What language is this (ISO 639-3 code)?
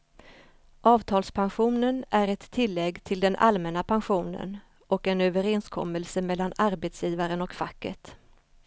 swe